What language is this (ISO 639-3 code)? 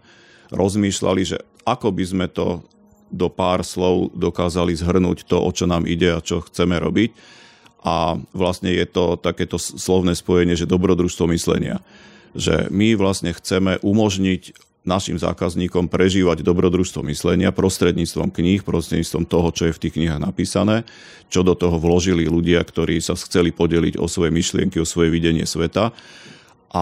slk